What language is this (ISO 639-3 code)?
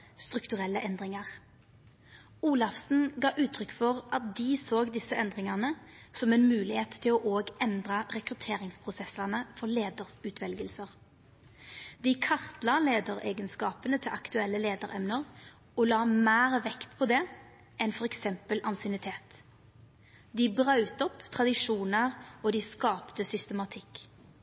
nno